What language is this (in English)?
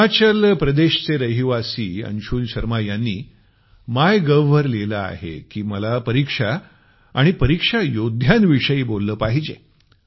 Marathi